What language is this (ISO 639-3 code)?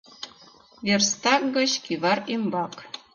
chm